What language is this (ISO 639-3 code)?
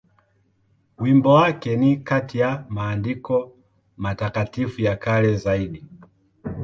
swa